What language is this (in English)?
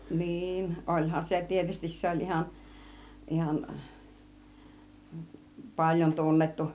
Finnish